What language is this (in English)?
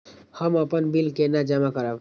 Maithili